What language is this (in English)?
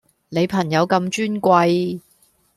Cantonese